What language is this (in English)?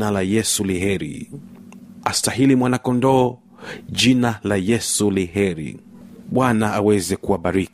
Swahili